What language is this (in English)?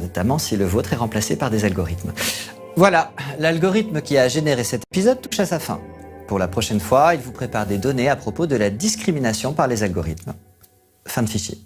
French